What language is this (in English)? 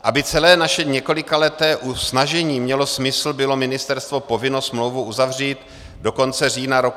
Czech